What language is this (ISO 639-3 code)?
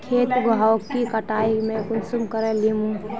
mag